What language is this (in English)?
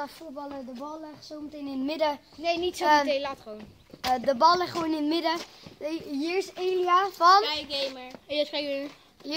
Dutch